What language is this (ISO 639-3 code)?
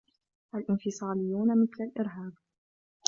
ara